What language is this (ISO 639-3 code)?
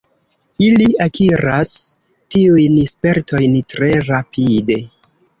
epo